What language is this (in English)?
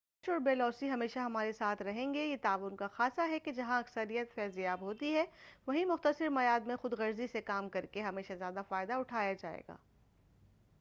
Urdu